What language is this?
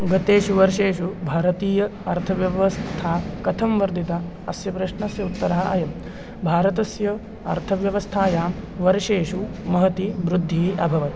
Sanskrit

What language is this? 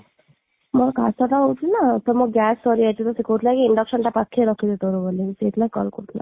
Odia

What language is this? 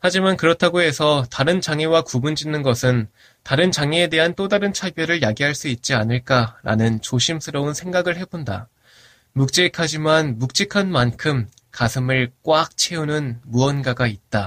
Korean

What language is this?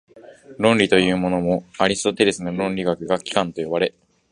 Japanese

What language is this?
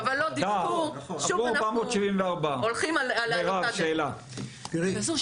Hebrew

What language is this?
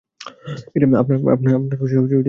Bangla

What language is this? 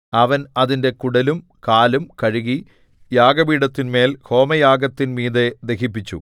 Malayalam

